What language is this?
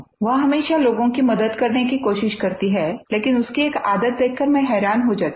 Hindi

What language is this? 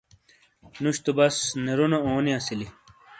Shina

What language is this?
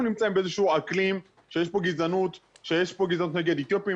Hebrew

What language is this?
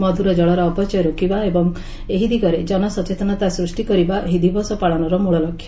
Odia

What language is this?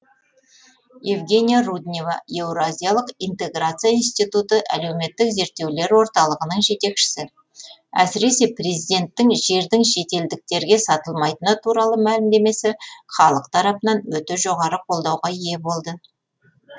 Kazakh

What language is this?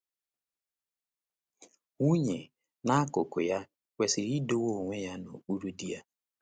Igbo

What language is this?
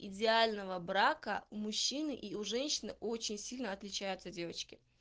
Russian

